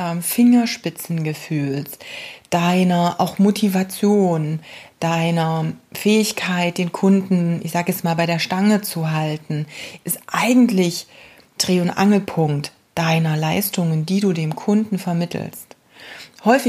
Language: German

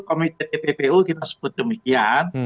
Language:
Indonesian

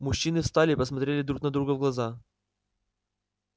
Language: Russian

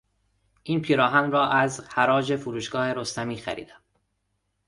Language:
Persian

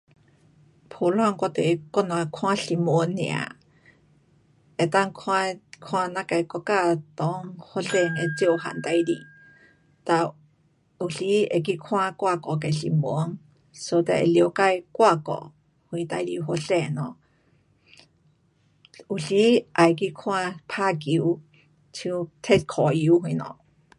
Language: Pu-Xian Chinese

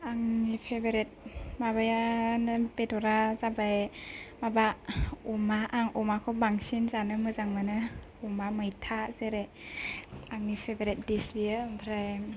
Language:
Bodo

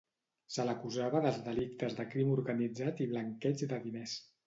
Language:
Catalan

